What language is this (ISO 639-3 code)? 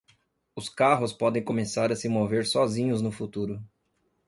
por